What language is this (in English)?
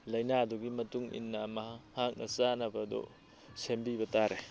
Manipuri